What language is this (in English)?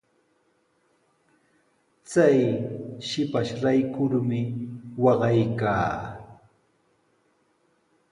Sihuas Ancash Quechua